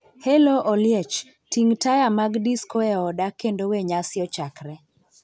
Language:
Luo (Kenya and Tanzania)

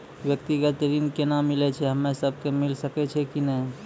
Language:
Maithili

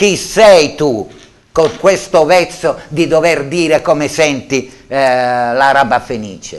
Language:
Italian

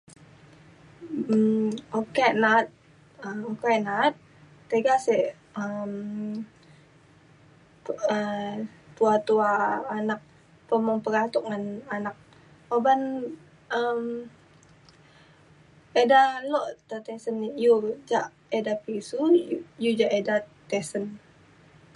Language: Mainstream Kenyah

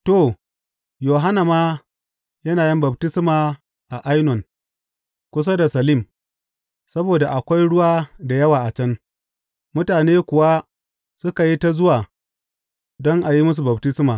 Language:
Hausa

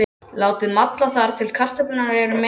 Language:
Icelandic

